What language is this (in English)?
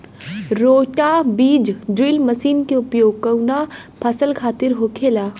Bhojpuri